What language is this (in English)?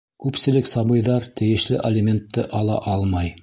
Bashkir